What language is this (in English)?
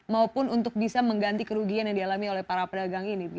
Indonesian